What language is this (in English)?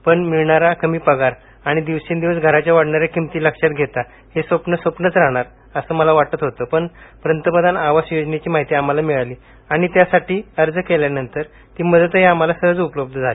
Marathi